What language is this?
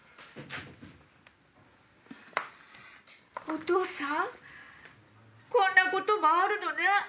Japanese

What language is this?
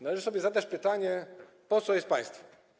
Polish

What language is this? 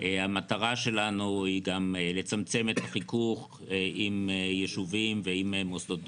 Hebrew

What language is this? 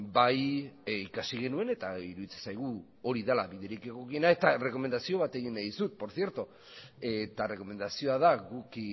Basque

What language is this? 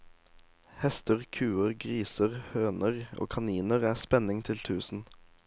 Norwegian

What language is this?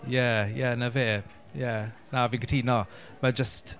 Welsh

